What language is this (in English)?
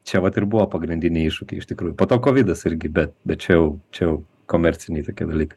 Lithuanian